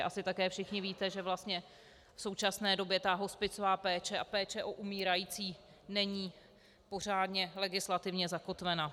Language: Czech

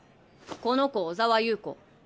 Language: Japanese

